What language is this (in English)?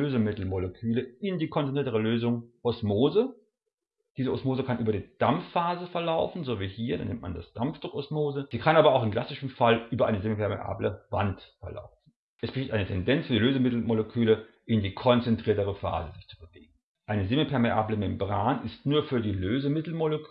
German